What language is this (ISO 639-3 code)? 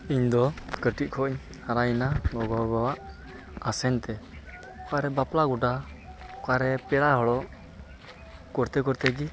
sat